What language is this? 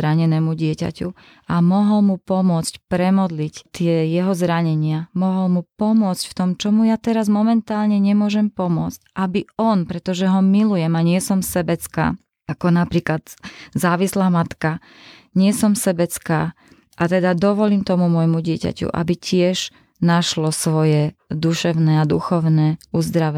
Slovak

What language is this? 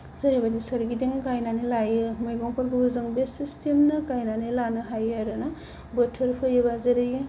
Bodo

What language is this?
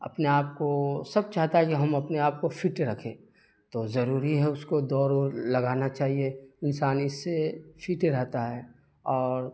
Urdu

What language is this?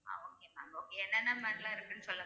Tamil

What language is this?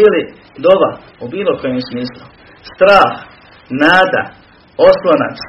Croatian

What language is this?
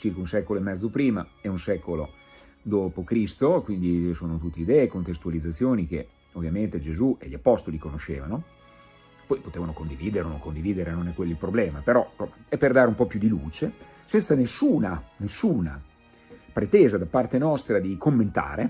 Italian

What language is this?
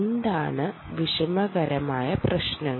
Malayalam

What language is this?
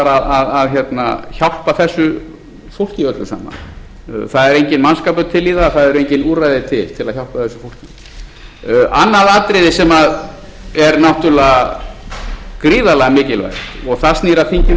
Icelandic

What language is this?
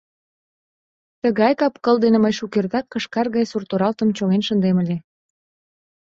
Mari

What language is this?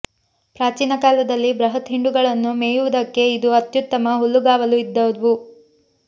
Kannada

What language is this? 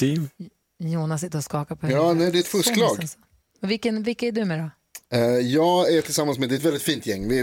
Swedish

